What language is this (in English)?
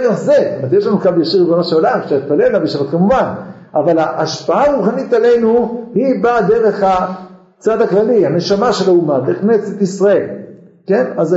Hebrew